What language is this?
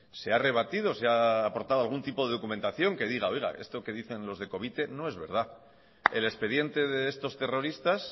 Spanish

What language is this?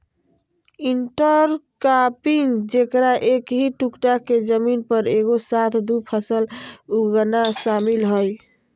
Magahi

